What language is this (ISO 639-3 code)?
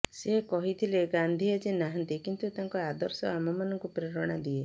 ori